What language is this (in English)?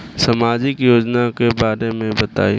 Bhojpuri